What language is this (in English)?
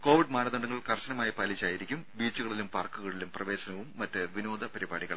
Malayalam